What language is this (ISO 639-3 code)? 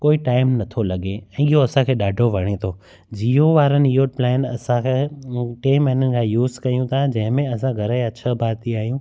snd